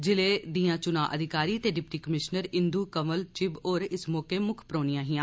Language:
Dogri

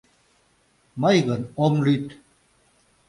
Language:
Mari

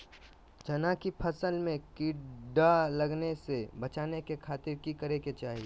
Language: Magahi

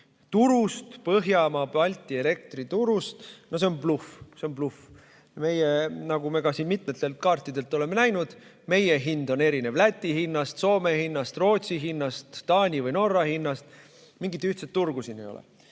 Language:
Estonian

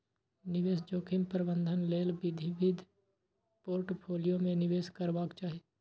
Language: Maithili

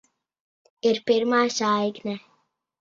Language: Latvian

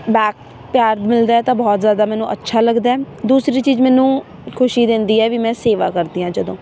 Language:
Punjabi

